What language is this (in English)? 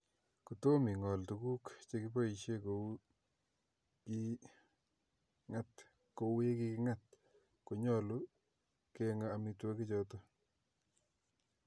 Kalenjin